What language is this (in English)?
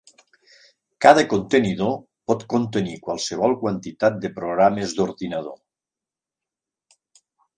Catalan